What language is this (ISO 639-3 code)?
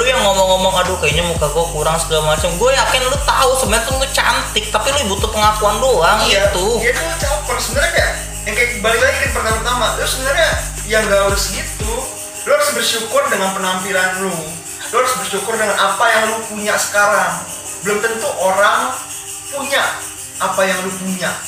ind